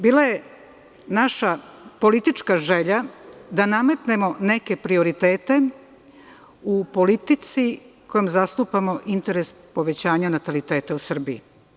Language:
Serbian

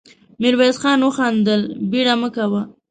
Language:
Pashto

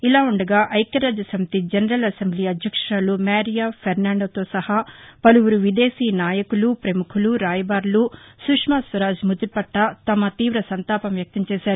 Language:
Telugu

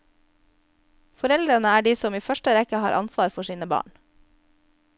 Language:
Norwegian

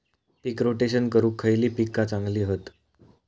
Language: Marathi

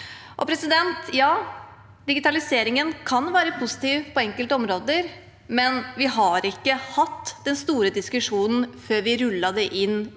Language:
Norwegian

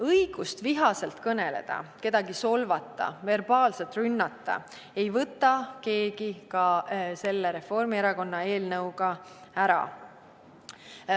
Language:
Estonian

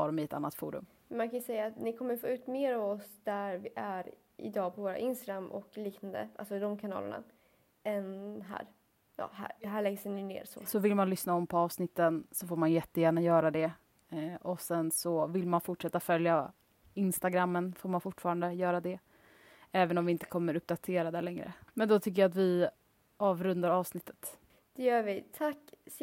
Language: Swedish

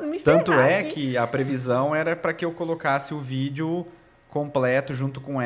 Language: Portuguese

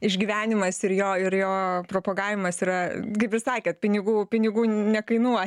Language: Lithuanian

